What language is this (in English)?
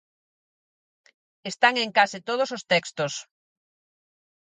Galician